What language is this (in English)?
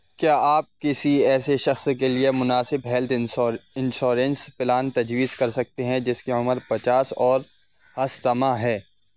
Urdu